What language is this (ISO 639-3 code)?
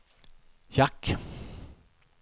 swe